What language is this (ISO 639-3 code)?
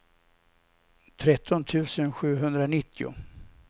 swe